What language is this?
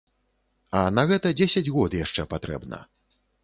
Belarusian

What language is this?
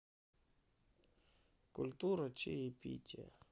Russian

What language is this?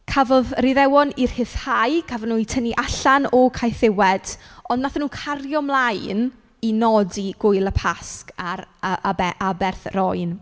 Welsh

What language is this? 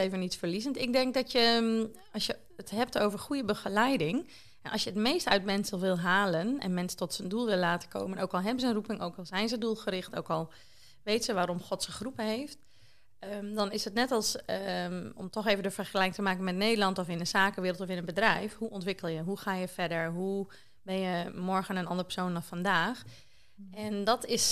Dutch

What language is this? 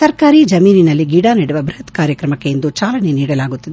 Kannada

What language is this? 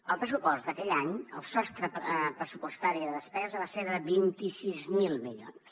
Catalan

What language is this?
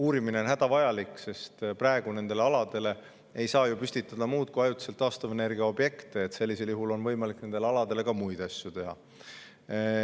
Estonian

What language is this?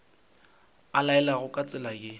Northern Sotho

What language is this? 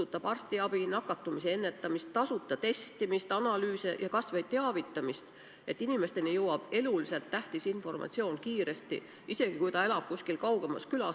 Estonian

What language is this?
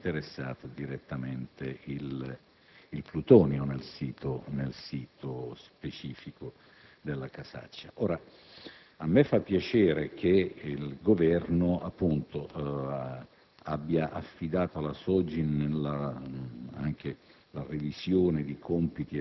Italian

